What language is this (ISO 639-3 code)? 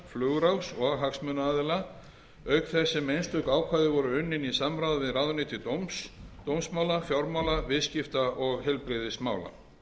isl